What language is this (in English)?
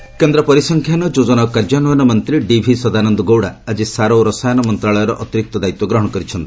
Odia